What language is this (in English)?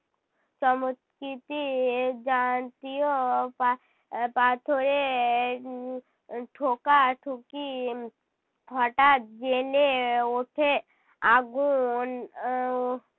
Bangla